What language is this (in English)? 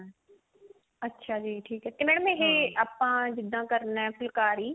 Punjabi